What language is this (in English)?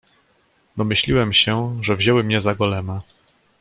Polish